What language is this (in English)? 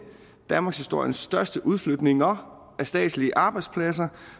Danish